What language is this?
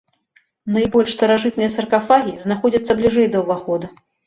Belarusian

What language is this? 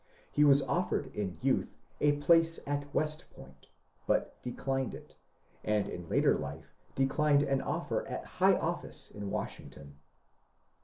English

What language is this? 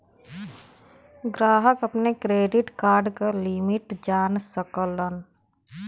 Bhojpuri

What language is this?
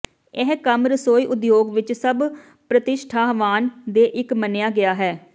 Punjabi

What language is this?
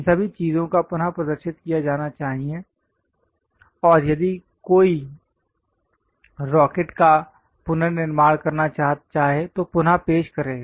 Hindi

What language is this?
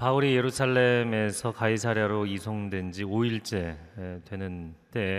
Korean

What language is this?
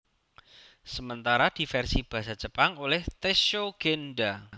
Javanese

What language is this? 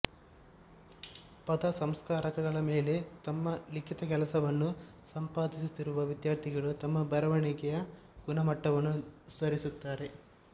Kannada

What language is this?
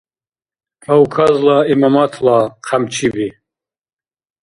Dargwa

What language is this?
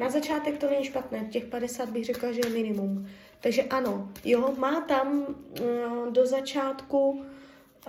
Czech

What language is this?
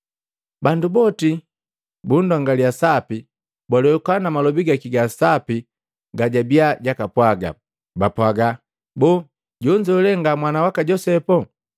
Matengo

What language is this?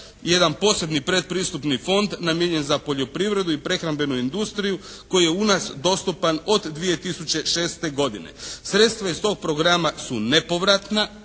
Croatian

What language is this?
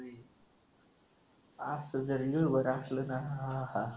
Marathi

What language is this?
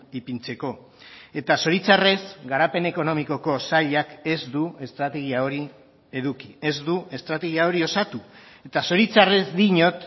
Basque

